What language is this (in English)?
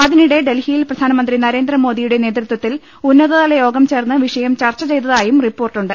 Malayalam